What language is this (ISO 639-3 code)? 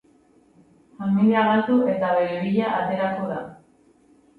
eus